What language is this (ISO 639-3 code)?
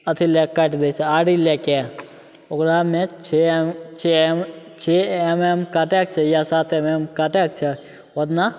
mai